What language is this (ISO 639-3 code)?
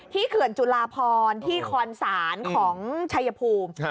tha